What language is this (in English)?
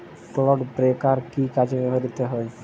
Bangla